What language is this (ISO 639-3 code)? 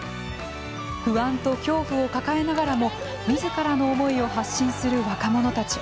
jpn